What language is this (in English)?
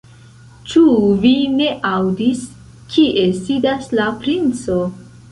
Esperanto